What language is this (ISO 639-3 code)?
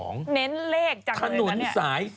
tha